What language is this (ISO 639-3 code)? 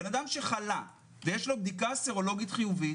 heb